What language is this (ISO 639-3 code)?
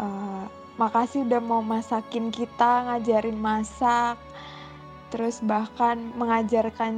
ind